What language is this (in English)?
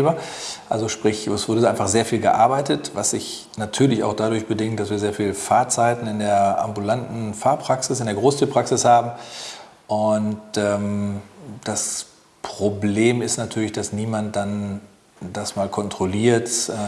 German